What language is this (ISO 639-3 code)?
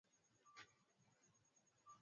swa